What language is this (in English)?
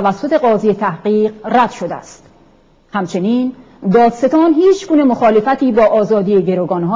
Persian